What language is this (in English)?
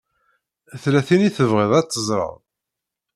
Kabyle